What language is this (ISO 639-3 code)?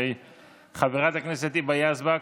heb